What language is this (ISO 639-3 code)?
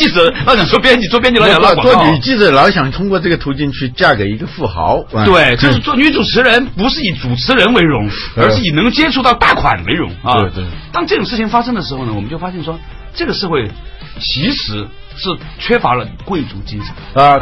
zho